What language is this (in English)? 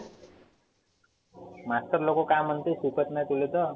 Marathi